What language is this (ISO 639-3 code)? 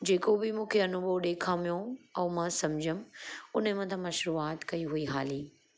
snd